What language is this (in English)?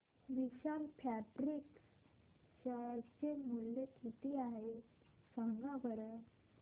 Marathi